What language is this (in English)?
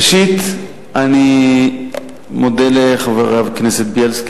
Hebrew